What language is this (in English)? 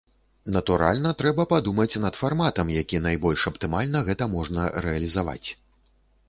Belarusian